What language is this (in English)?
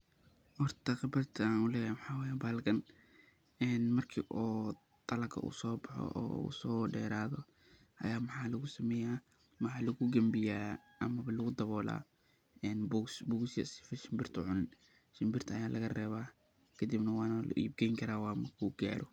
Somali